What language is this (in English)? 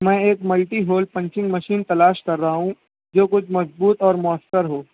Urdu